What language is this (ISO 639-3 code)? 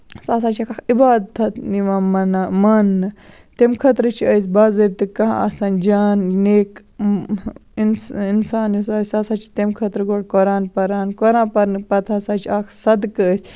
kas